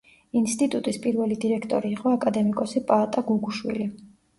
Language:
Georgian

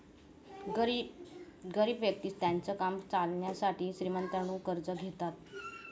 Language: Marathi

